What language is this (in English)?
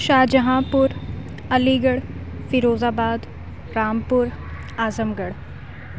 Urdu